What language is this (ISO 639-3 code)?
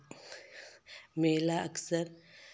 hin